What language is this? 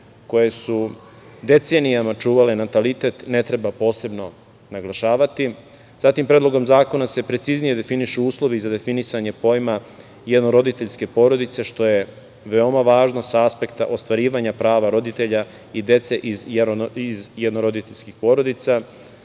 Serbian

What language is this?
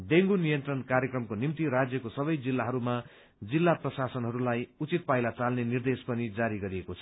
Nepali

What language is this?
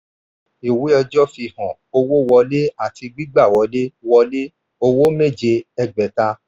Yoruba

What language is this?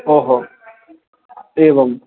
Sanskrit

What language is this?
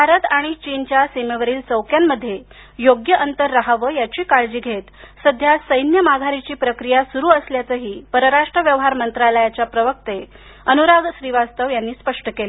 Marathi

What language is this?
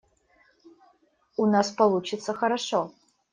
Russian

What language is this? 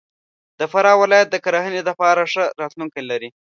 Pashto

